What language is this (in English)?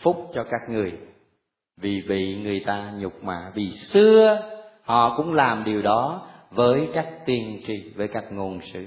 Vietnamese